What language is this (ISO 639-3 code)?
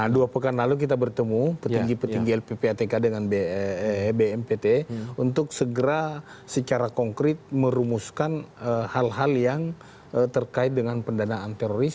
ind